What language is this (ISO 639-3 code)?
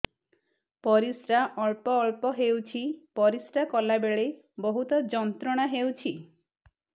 ori